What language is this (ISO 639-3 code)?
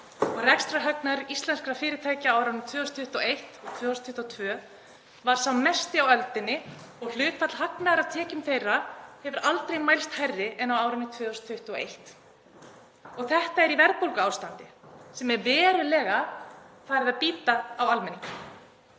isl